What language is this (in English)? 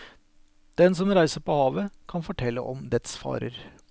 Norwegian